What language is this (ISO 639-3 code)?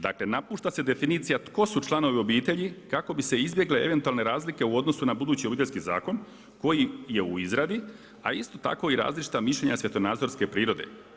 hrv